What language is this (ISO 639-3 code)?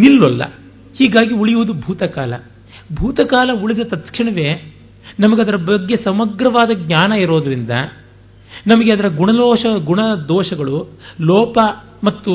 kan